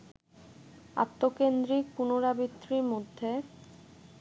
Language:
Bangla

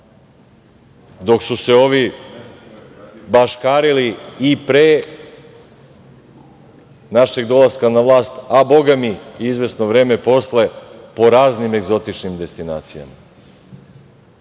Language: Serbian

